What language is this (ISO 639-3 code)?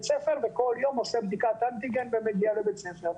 heb